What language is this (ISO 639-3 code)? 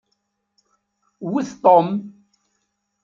kab